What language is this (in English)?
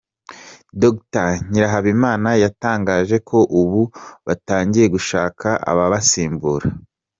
Kinyarwanda